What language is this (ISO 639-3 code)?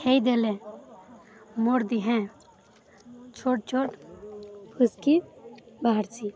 ori